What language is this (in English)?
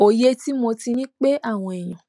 Yoruba